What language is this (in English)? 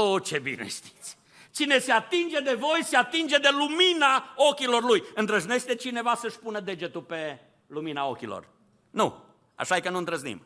Romanian